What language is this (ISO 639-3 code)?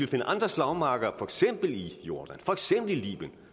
dan